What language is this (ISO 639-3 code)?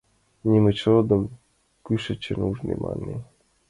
chm